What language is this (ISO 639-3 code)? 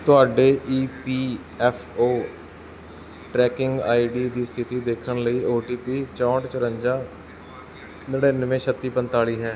pan